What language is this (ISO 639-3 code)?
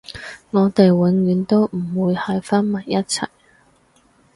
yue